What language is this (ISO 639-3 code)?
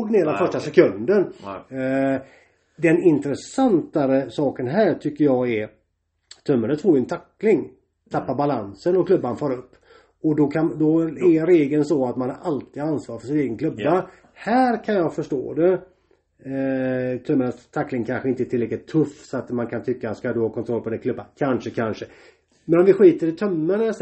swe